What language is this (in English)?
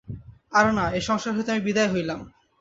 Bangla